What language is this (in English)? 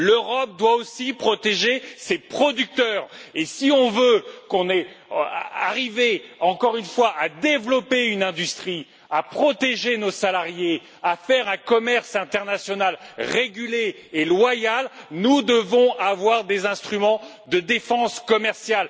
French